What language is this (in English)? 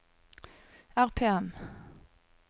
Norwegian